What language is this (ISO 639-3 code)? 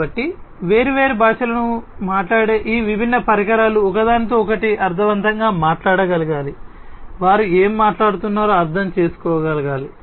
tel